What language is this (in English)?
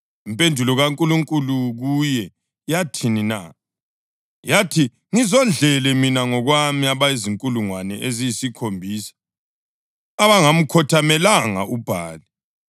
North Ndebele